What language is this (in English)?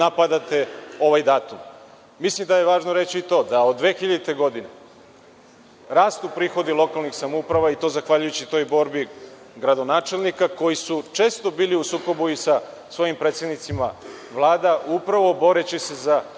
Serbian